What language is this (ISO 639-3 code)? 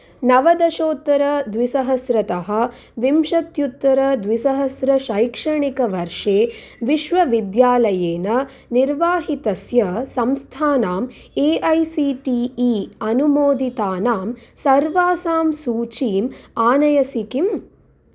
san